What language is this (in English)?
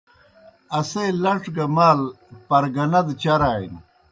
Kohistani Shina